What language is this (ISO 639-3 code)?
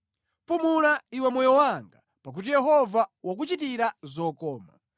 nya